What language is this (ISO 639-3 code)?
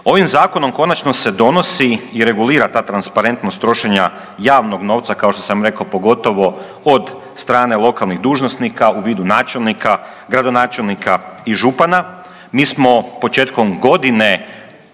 hrv